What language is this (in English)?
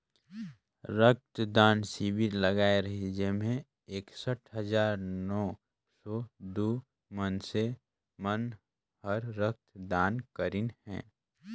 Chhattisgarhi